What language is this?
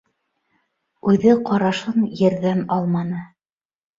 Bashkir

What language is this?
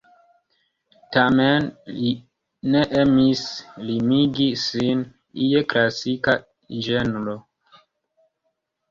Esperanto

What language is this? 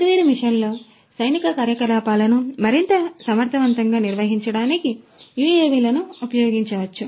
Telugu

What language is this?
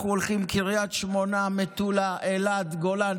Hebrew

